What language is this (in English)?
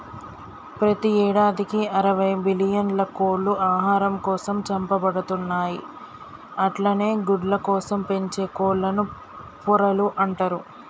Telugu